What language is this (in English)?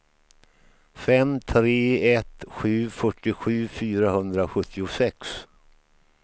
Swedish